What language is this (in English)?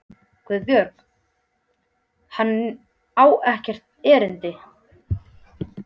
Icelandic